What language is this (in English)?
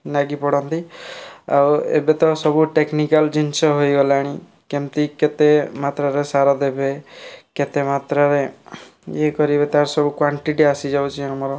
Odia